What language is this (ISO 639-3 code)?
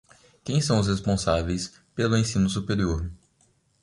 por